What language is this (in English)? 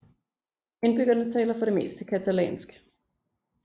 Danish